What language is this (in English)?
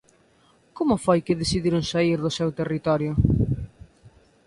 Galician